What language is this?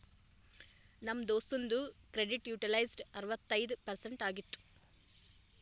Kannada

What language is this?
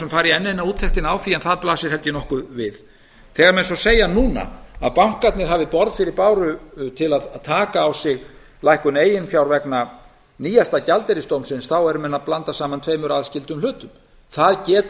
Icelandic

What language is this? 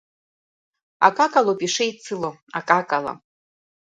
Abkhazian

